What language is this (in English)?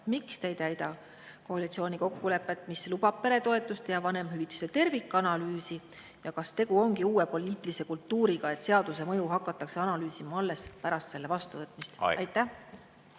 Estonian